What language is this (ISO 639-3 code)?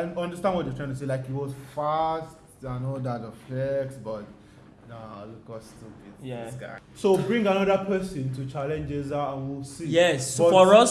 tur